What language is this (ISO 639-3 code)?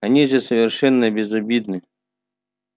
rus